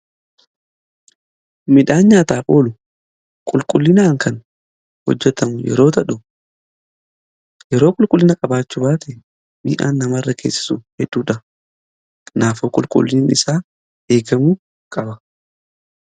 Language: Oromo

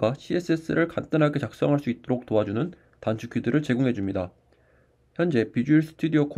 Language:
Korean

